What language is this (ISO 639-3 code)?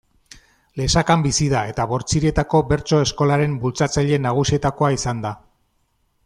eus